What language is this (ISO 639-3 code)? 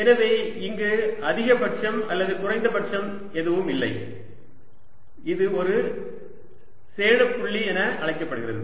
tam